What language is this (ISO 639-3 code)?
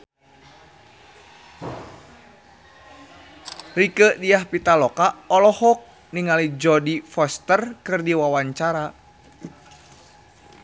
sun